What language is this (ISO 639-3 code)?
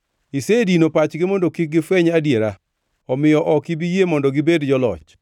luo